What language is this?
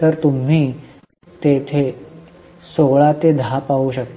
Marathi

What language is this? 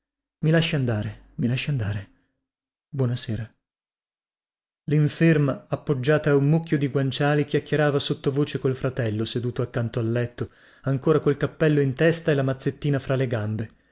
Italian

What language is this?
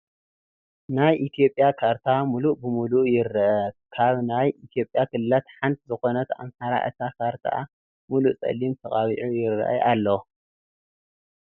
Tigrinya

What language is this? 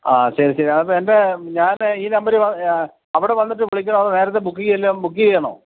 Malayalam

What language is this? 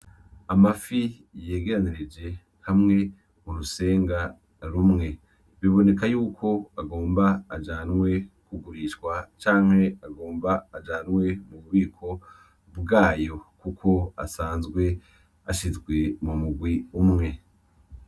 Rundi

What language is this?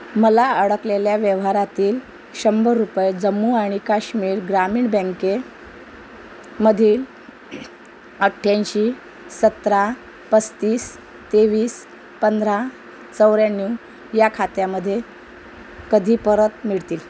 Marathi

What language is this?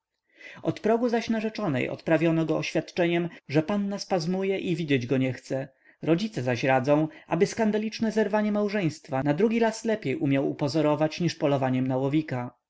Polish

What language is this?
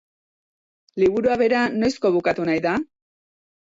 Basque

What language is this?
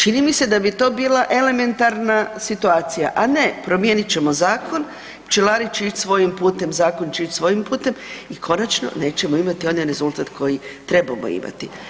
Croatian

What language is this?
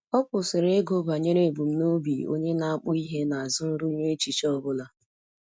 Igbo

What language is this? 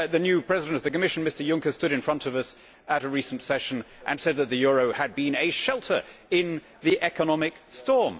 English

